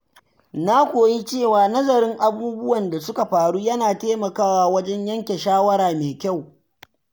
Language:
Hausa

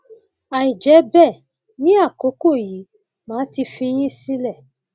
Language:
Yoruba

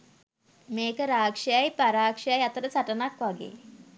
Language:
Sinhala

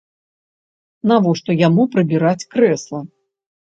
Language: Belarusian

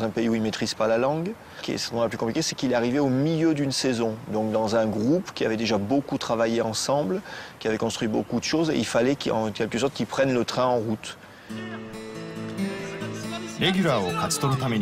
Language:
Japanese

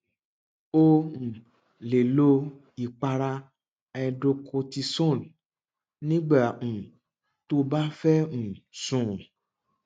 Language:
Yoruba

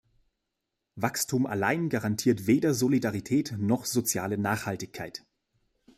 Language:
German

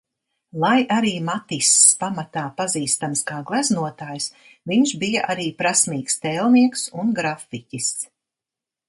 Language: Latvian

